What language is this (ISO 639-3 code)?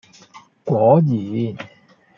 yue